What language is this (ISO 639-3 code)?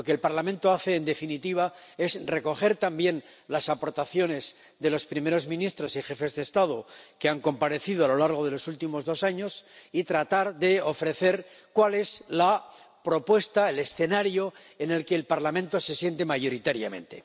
spa